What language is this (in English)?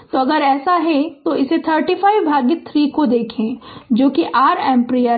Hindi